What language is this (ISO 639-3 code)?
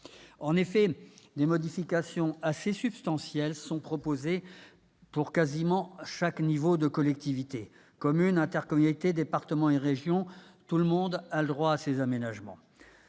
fra